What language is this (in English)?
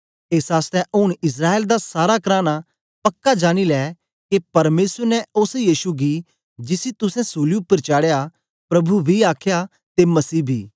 Dogri